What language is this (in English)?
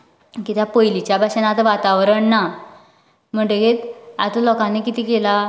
Konkani